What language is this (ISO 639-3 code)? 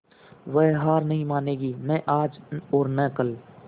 hin